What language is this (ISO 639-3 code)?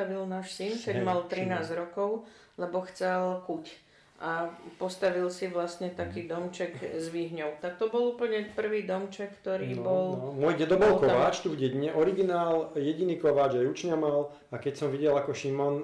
slk